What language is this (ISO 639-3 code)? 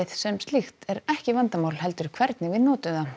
isl